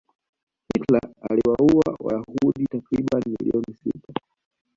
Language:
Swahili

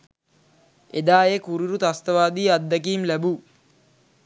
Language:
Sinhala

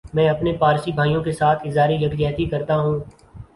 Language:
Urdu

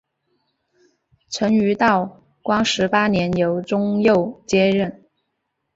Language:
Chinese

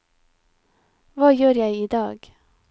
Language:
Norwegian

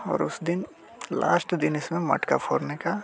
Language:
Hindi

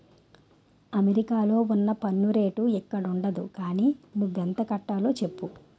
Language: Telugu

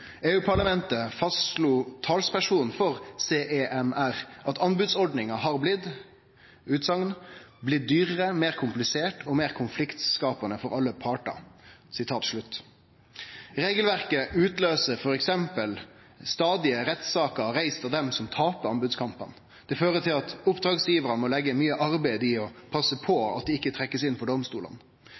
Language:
Norwegian Nynorsk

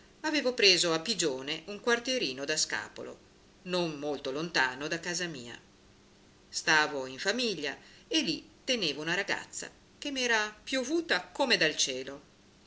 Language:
Italian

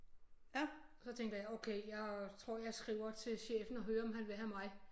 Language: Danish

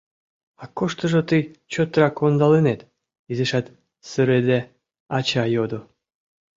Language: Mari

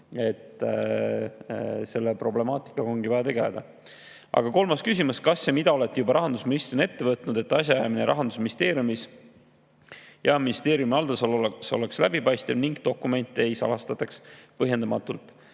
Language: Estonian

